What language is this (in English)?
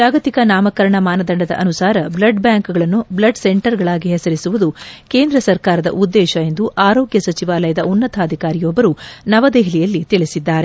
Kannada